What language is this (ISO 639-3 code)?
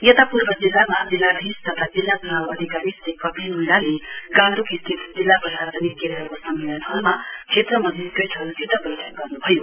nep